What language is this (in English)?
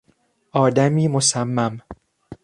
Persian